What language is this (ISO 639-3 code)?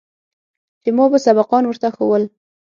pus